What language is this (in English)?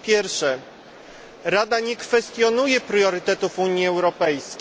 Polish